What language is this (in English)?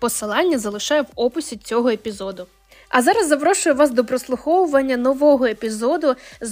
Ukrainian